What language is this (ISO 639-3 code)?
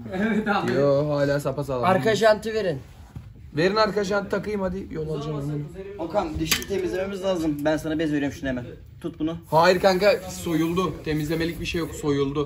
tur